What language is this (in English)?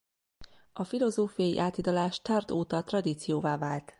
Hungarian